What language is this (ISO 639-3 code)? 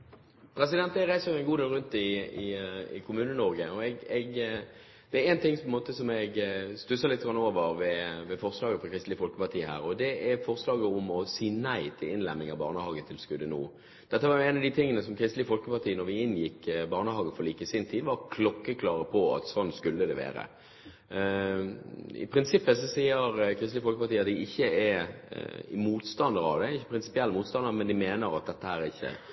nob